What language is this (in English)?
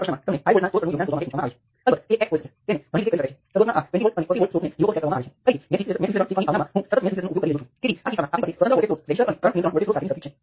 Gujarati